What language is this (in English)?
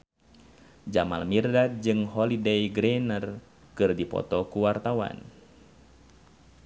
Sundanese